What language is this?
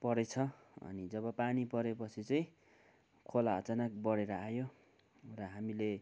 Nepali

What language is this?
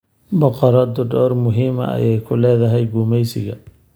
Somali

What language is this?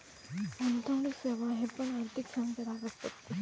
Marathi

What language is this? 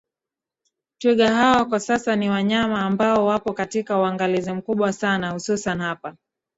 Swahili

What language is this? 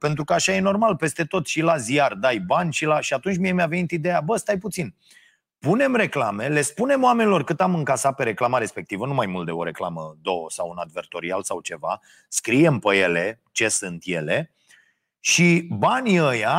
Romanian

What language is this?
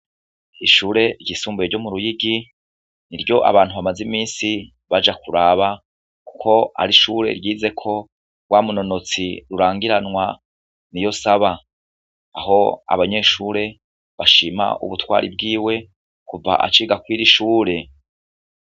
Rundi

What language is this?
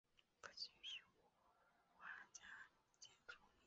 Chinese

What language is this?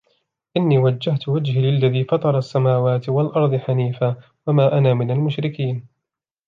Arabic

